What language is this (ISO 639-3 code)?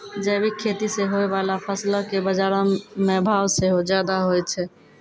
mai